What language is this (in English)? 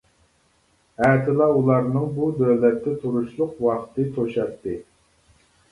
Uyghur